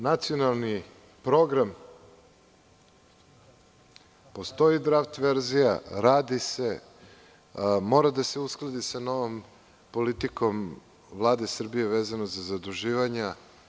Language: Serbian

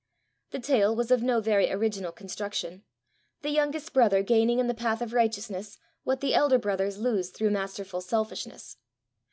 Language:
English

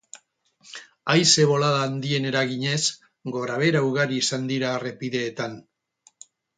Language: Basque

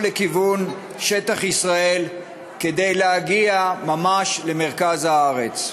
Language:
Hebrew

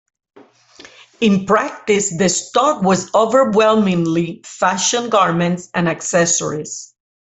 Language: English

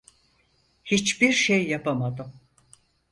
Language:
Turkish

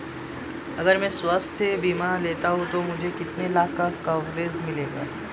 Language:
Hindi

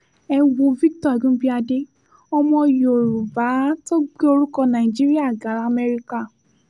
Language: Yoruba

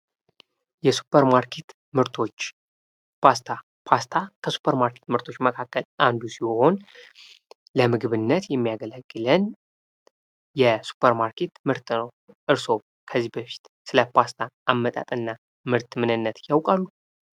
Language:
Amharic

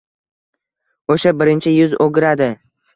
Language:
Uzbek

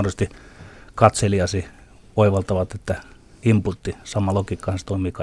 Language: Finnish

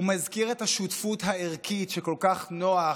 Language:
Hebrew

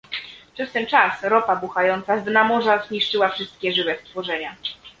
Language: Polish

